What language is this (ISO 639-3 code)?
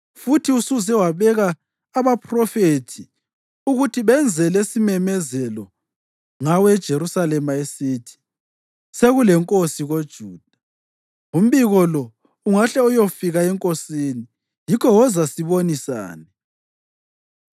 nde